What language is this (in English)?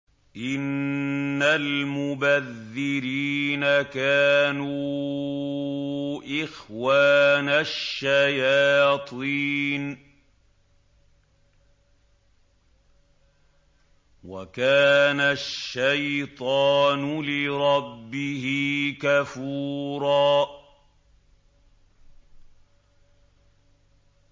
Arabic